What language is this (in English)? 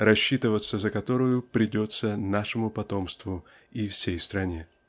Russian